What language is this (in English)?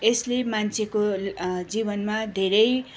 Nepali